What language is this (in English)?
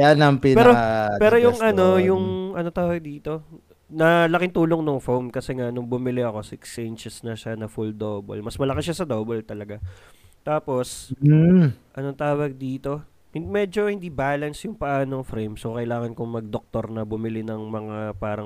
Filipino